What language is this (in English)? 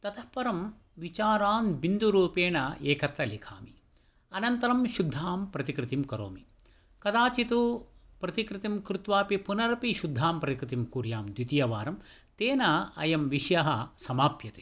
Sanskrit